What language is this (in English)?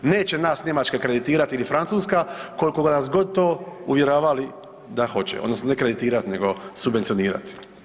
Croatian